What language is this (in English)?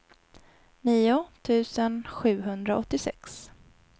Swedish